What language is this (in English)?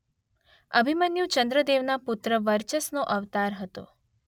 Gujarati